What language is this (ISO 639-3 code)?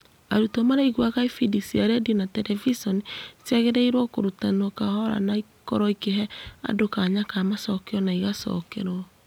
kik